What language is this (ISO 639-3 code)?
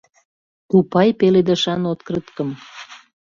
chm